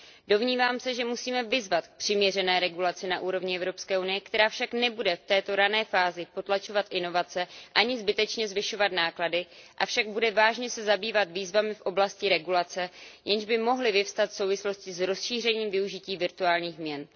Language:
Czech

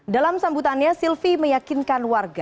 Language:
Indonesian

